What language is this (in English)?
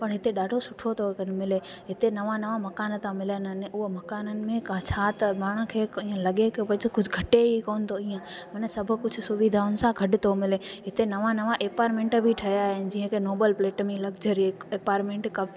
Sindhi